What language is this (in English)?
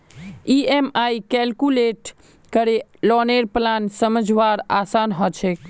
Magahi